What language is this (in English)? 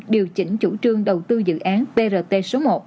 Vietnamese